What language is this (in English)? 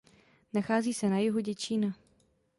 Czech